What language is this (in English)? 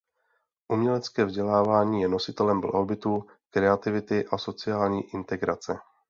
Czech